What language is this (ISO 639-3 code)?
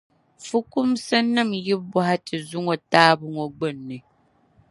dag